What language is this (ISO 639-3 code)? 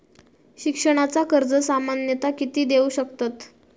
mar